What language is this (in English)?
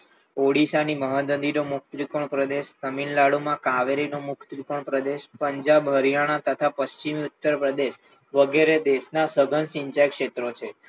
Gujarati